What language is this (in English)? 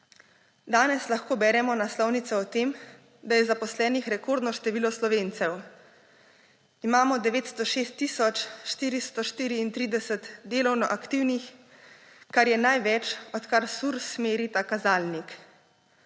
Slovenian